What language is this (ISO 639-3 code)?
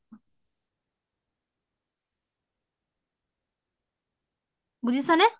asm